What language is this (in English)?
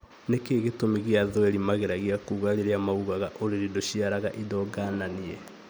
Kikuyu